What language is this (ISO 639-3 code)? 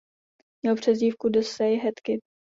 ces